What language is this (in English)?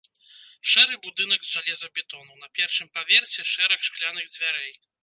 Belarusian